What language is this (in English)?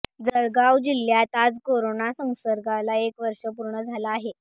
Marathi